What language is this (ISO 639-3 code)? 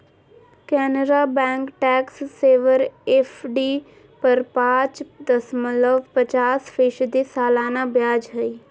mag